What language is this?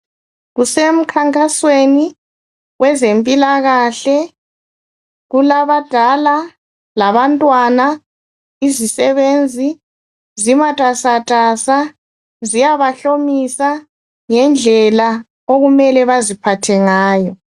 North Ndebele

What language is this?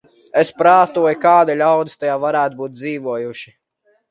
Latvian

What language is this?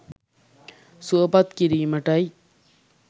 Sinhala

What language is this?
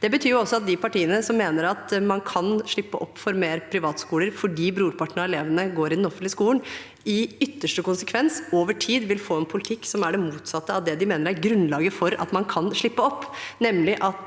Norwegian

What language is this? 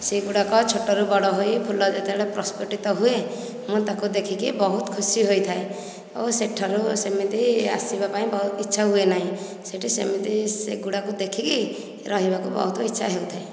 Odia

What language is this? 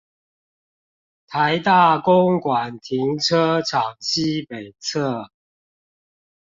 Chinese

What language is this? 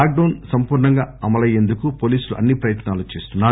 Telugu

